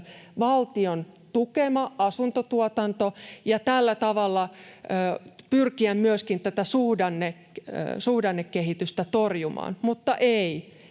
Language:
Finnish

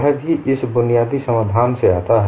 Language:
Hindi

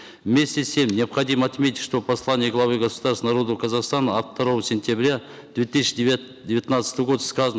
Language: Kazakh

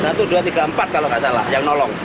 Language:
Indonesian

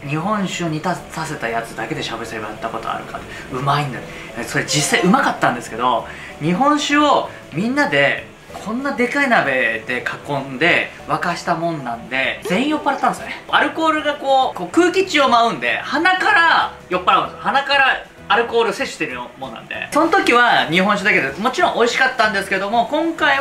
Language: Japanese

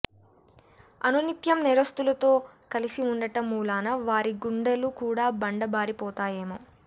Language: Telugu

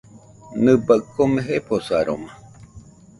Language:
Nüpode Huitoto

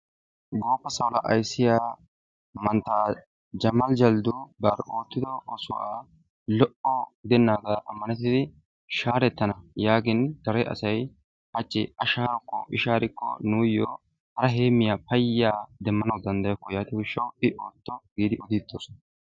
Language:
Wolaytta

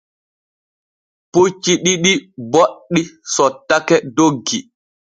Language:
Borgu Fulfulde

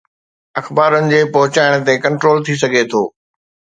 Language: Sindhi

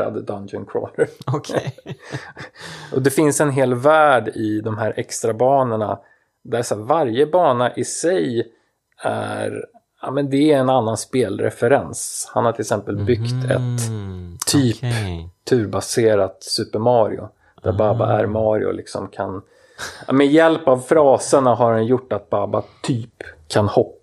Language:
Swedish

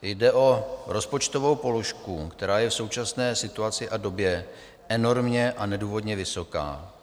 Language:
Czech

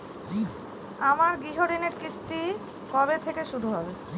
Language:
Bangla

